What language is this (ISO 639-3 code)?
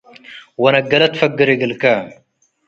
tig